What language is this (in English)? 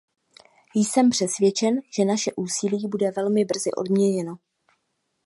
Czech